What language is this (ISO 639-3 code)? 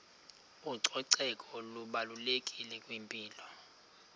xho